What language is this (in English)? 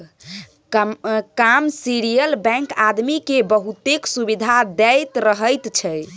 Maithili